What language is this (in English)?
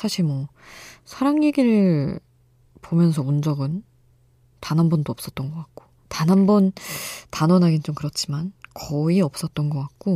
Korean